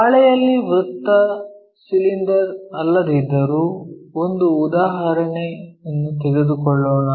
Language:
Kannada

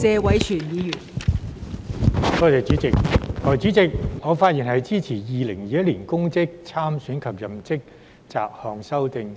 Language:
Cantonese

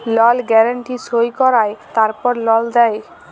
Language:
Bangla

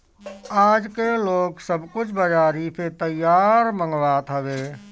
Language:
Bhojpuri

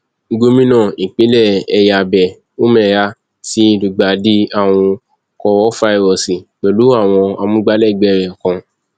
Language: Yoruba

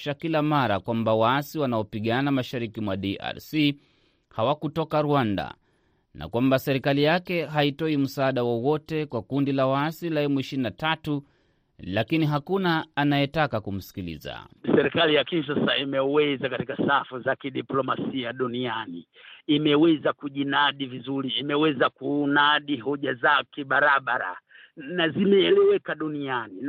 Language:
Swahili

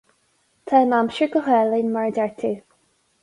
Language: Irish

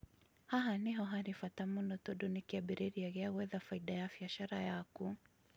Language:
Kikuyu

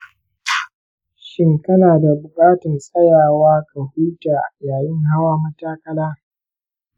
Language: Hausa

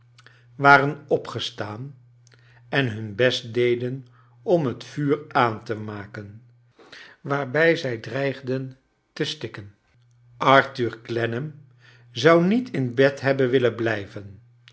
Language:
Dutch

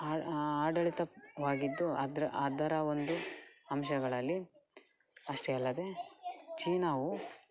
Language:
Kannada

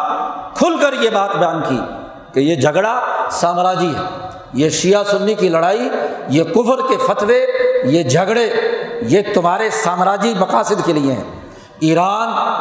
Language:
Urdu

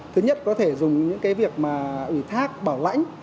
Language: Vietnamese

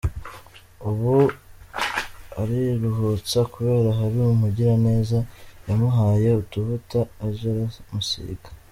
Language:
Kinyarwanda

